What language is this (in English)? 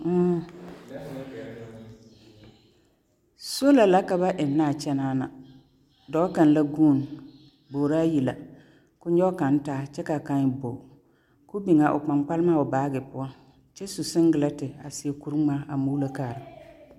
Southern Dagaare